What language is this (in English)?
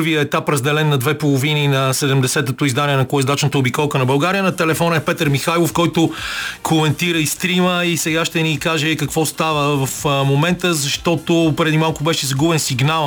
Bulgarian